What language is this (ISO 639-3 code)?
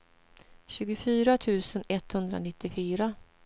swe